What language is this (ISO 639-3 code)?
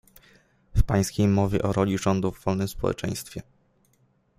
pol